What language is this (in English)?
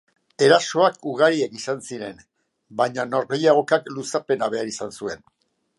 Basque